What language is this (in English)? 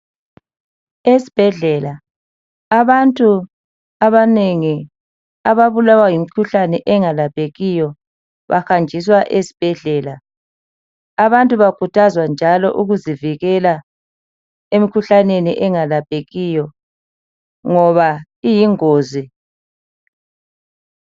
North Ndebele